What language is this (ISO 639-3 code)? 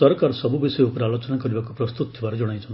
ori